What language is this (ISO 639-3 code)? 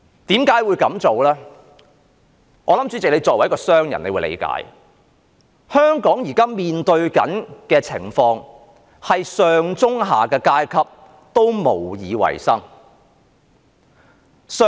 yue